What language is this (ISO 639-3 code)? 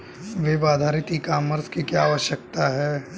hin